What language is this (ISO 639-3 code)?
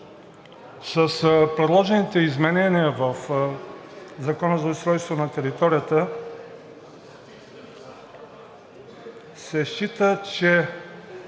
bul